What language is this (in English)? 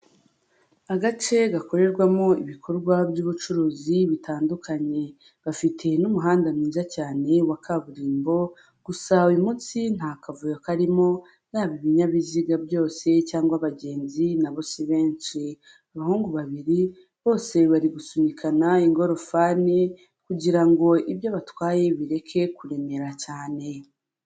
Kinyarwanda